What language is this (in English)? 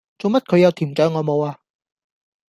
Cantonese